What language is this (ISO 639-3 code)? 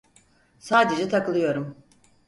tur